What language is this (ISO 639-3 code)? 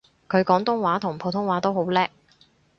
yue